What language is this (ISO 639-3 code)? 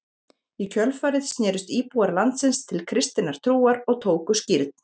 isl